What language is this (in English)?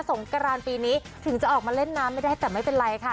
Thai